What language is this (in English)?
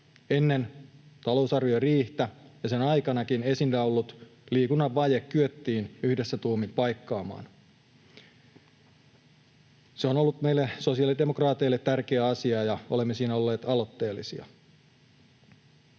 Finnish